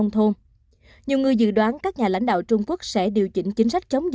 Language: Vietnamese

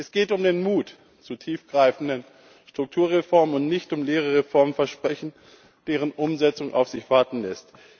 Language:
German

